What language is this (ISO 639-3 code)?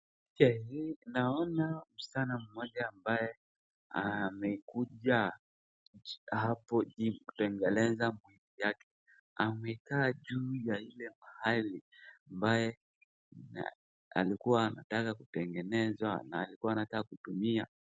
swa